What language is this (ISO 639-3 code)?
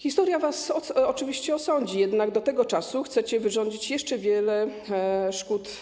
pol